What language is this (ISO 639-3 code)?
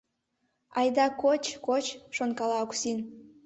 chm